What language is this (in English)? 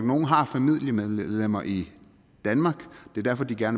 Danish